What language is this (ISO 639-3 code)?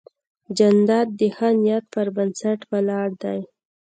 pus